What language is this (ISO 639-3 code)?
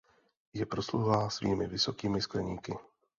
ces